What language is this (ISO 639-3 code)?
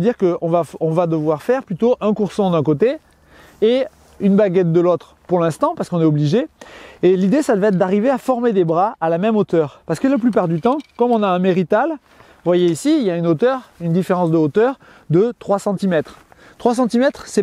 fra